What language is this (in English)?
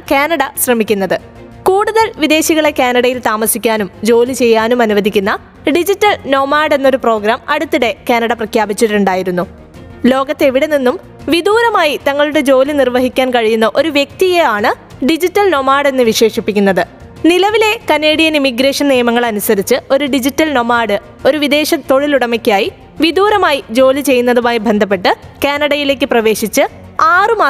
Malayalam